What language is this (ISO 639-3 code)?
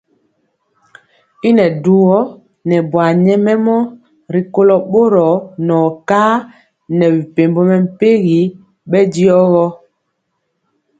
mcx